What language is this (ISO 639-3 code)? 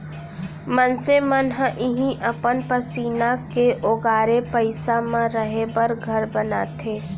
hne